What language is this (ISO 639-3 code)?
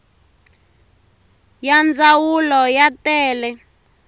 tso